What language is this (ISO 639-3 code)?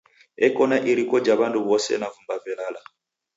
dav